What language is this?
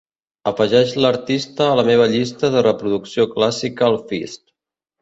Catalan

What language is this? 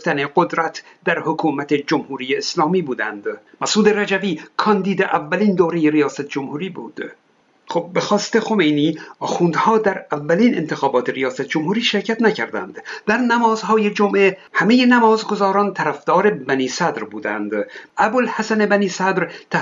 Persian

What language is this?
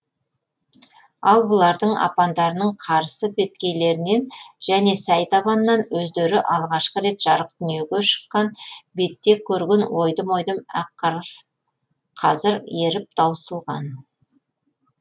Kazakh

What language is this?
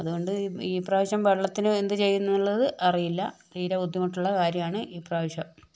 Malayalam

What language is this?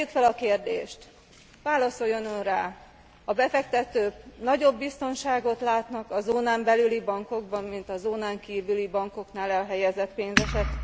Hungarian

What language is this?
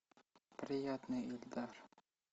Russian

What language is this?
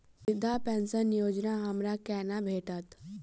Maithili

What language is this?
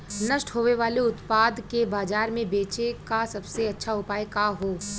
Bhojpuri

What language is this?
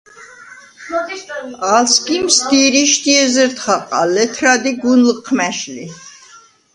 Svan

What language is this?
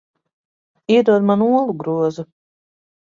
Latvian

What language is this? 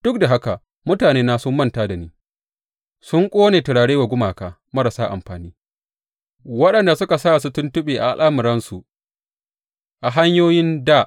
Hausa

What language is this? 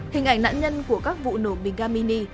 Vietnamese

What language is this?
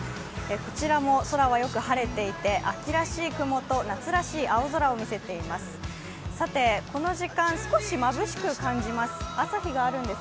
Japanese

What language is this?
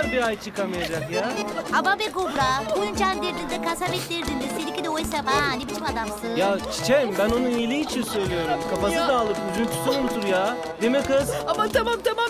Turkish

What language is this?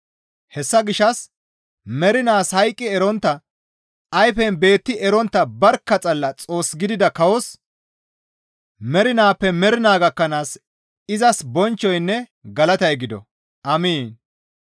Gamo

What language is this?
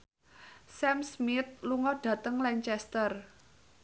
Javanese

